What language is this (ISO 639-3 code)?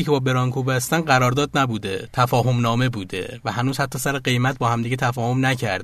fas